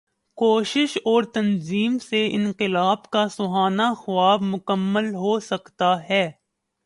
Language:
Urdu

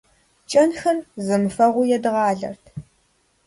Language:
Kabardian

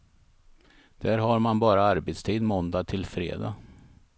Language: Swedish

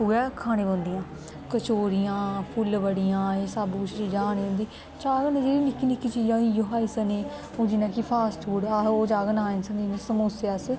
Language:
Dogri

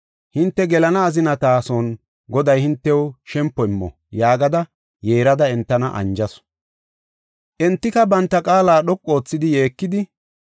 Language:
Gofa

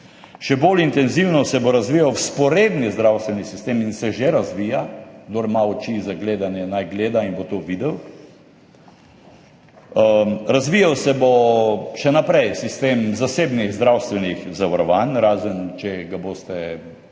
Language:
Slovenian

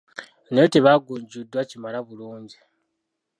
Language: Ganda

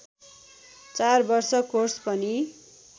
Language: Nepali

